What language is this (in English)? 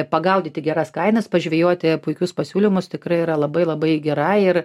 Lithuanian